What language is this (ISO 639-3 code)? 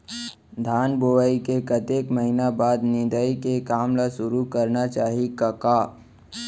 hne